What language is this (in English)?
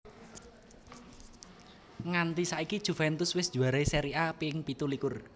Javanese